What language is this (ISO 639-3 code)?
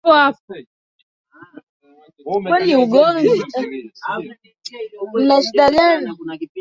swa